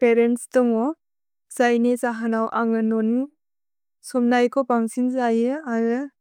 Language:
Bodo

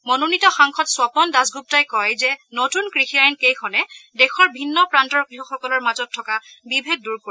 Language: Assamese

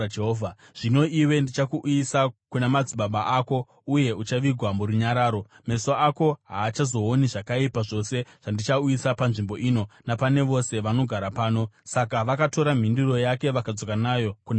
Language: Shona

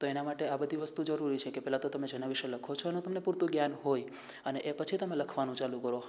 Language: Gujarati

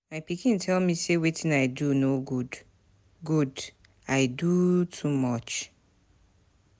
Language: Nigerian Pidgin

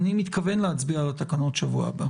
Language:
Hebrew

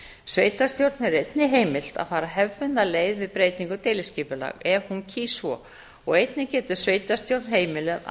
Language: Icelandic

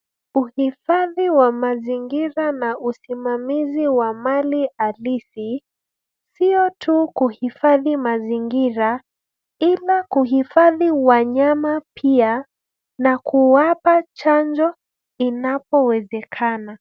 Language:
Swahili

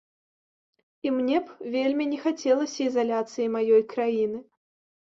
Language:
Belarusian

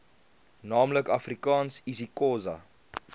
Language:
Afrikaans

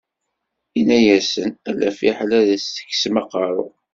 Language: Kabyle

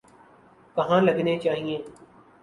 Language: Urdu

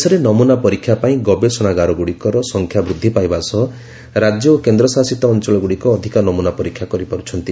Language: Odia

